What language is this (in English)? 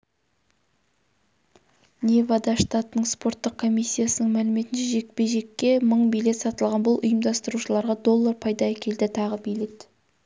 Kazakh